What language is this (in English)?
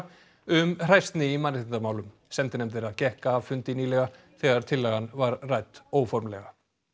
Icelandic